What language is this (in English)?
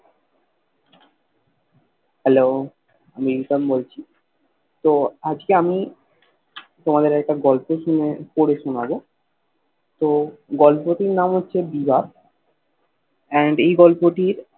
Bangla